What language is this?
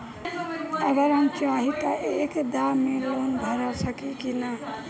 Bhojpuri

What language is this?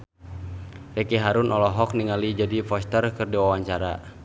Sundanese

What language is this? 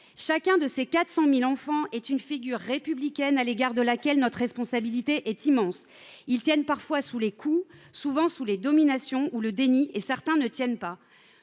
French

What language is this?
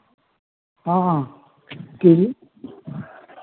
Maithili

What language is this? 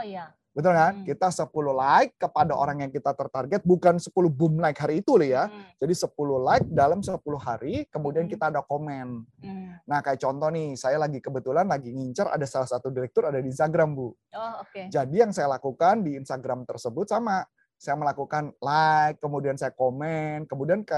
Indonesian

